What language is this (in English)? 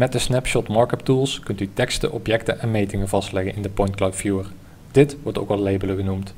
Dutch